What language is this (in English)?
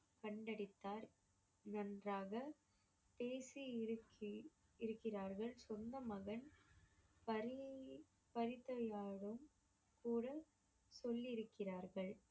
Tamil